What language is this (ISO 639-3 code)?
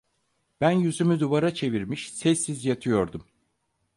tur